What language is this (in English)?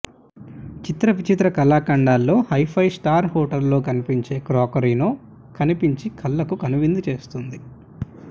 Telugu